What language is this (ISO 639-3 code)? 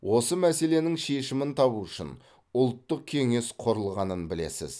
kaz